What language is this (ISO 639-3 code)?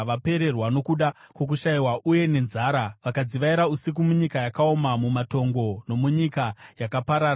sna